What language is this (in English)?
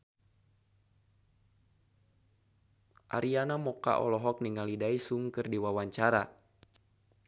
Sundanese